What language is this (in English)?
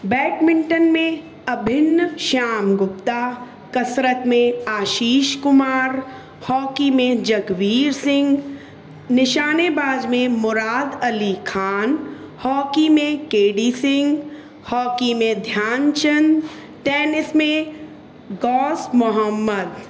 Sindhi